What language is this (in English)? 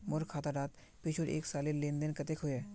Magahi